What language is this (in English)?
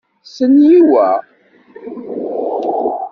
Kabyle